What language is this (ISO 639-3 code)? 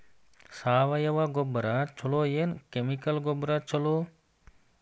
kan